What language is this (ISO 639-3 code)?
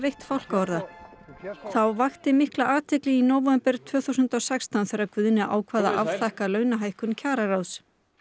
isl